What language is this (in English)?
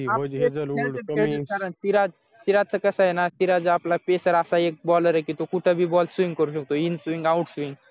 Marathi